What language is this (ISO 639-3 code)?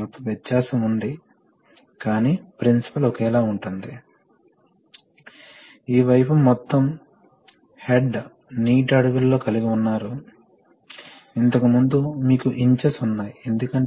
tel